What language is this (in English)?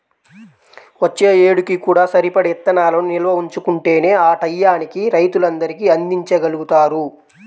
Telugu